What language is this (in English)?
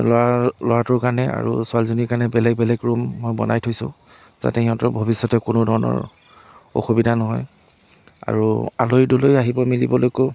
Assamese